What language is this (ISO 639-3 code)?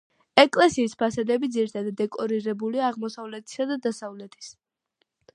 kat